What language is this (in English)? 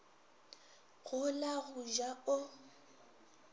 Northern Sotho